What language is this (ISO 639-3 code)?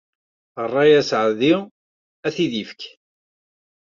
kab